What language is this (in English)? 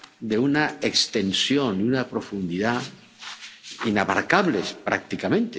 Spanish